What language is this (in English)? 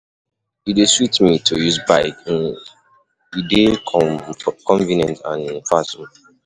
Nigerian Pidgin